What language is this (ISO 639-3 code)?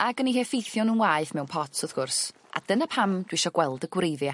cym